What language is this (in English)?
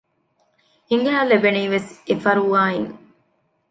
Divehi